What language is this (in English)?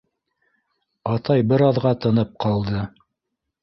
Bashkir